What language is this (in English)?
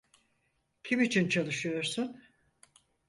Turkish